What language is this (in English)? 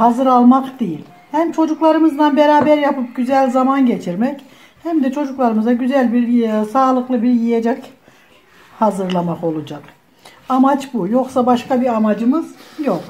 Turkish